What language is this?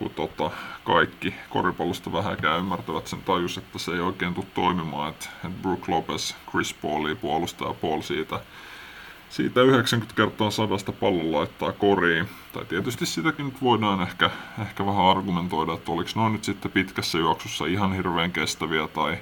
Finnish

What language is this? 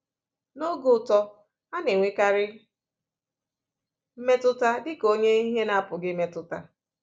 Igbo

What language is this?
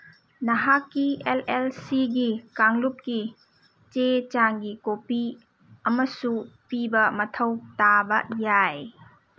Manipuri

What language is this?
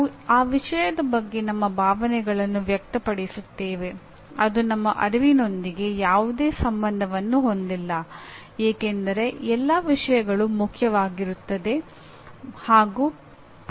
Kannada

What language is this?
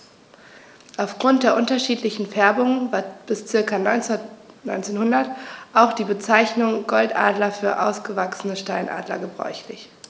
German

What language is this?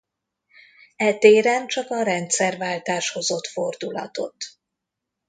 Hungarian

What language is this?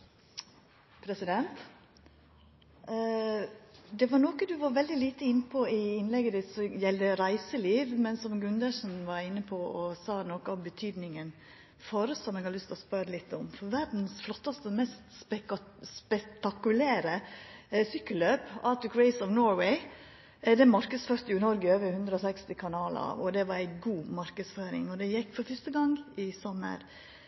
Norwegian Nynorsk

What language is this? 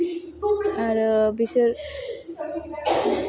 Bodo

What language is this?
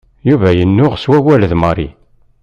Kabyle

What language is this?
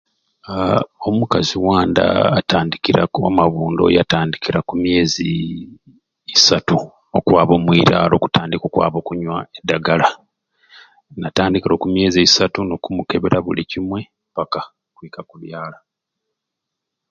Ruuli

